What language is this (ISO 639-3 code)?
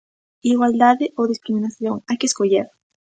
glg